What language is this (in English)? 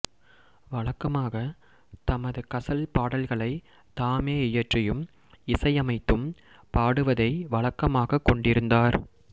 Tamil